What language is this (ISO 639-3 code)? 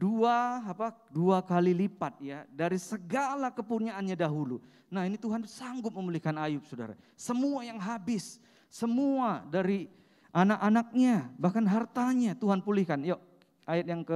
ind